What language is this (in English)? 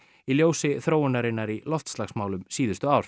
Icelandic